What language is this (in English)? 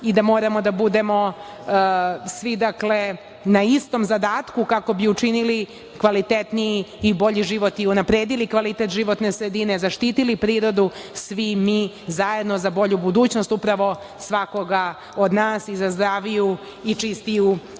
Serbian